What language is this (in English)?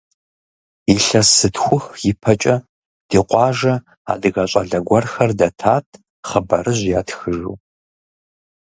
Kabardian